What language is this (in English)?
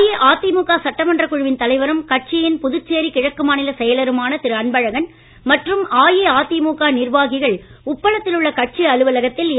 Tamil